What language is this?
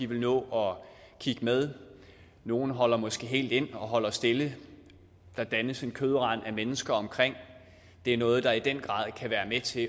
Danish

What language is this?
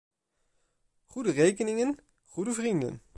Dutch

